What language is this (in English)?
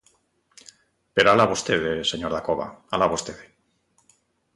Galician